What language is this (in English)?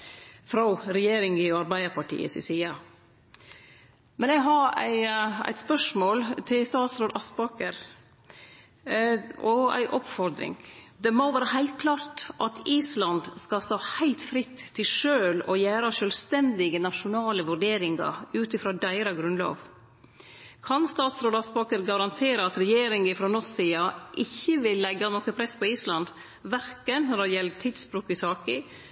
Norwegian Nynorsk